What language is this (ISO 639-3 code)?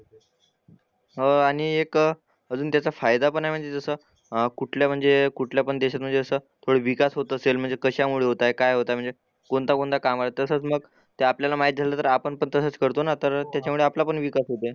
mar